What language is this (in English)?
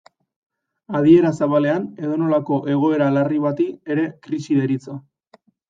Basque